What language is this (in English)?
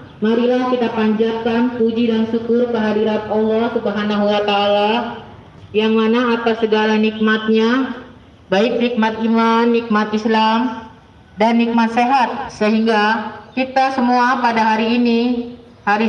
Indonesian